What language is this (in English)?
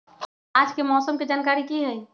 Magahi